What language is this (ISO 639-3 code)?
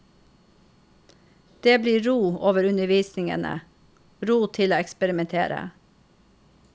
nor